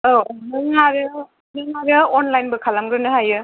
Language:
Bodo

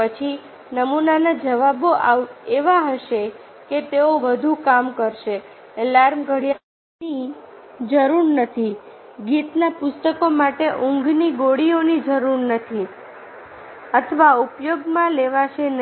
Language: Gujarati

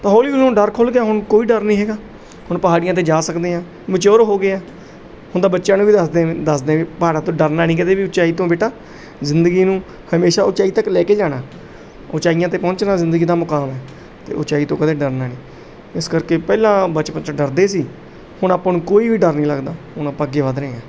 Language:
Punjabi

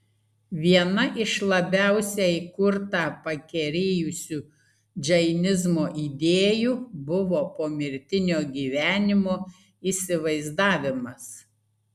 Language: Lithuanian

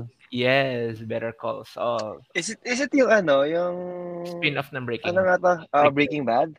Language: Filipino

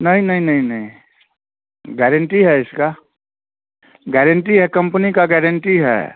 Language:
Hindi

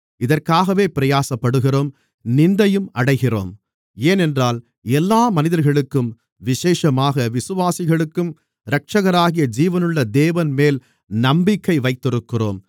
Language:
Tamil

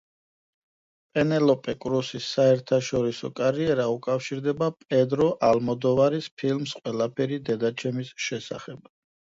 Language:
Georgian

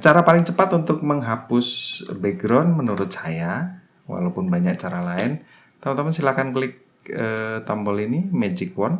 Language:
Indonesian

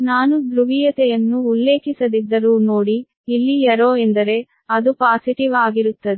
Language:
Kannada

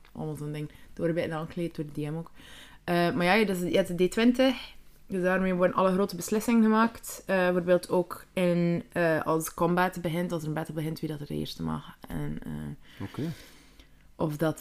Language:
Dutch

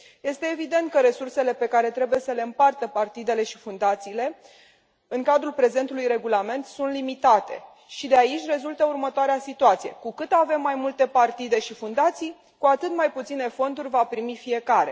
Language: Romanian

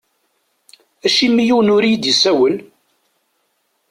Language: Kabyle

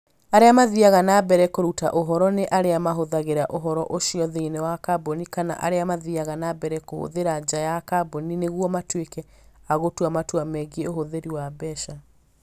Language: Kikuyu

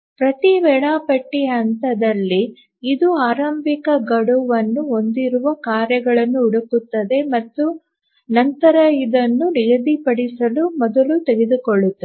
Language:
Kannada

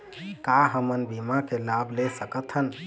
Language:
Chhattisgarhi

